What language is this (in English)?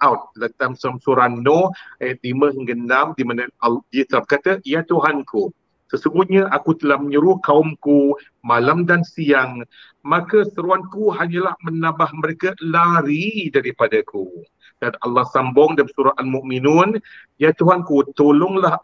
Malay